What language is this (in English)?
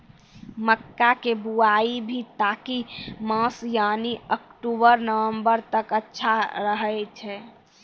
Maithili